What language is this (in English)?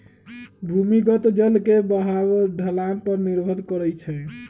Magahi